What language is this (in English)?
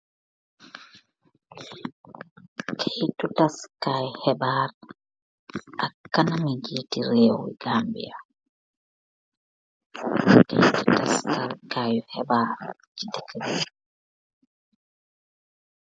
Wolof